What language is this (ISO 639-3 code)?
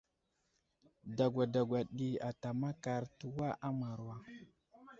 udl